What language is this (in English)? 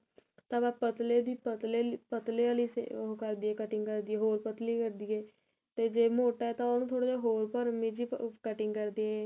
Punjabi